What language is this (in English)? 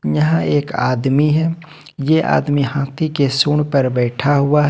Hindi